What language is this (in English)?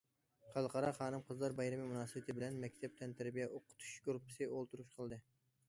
Uyghur